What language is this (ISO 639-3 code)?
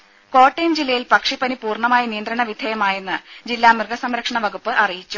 mal